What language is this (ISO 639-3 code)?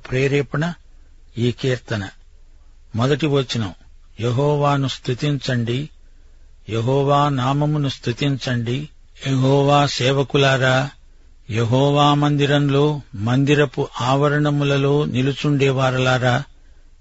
tel